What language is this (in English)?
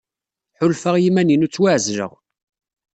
Kabyle